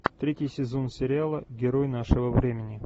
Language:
Russian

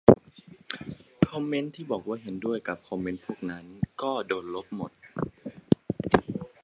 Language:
Thai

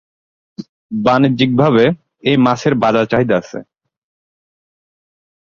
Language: Bangla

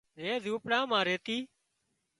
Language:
Wadiyara Koli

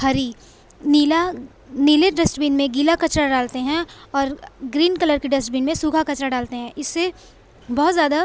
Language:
Urdu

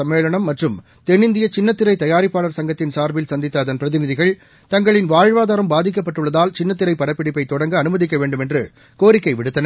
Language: Tamil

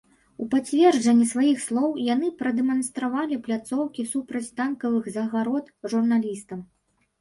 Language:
Belarusian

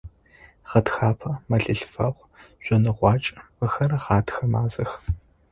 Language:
Adyghe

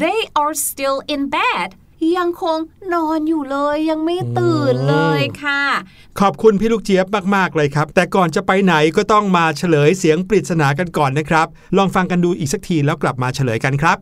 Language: Thai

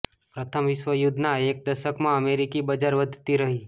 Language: Gujarati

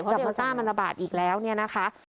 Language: Thai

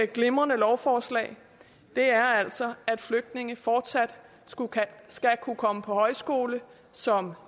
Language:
Danish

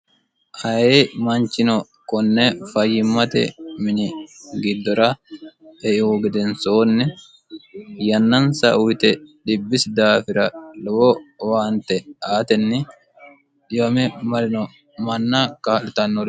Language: Sidamo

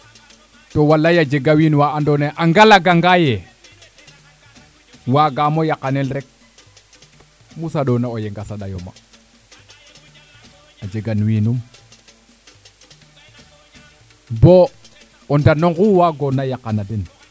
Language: Serer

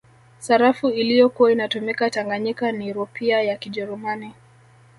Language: Swahili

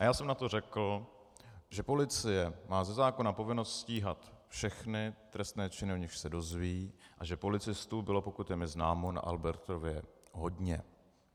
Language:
Czech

